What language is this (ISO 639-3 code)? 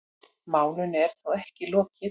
isl